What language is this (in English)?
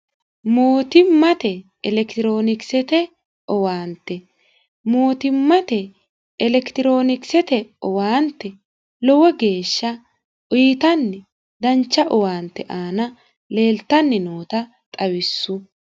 Sidamo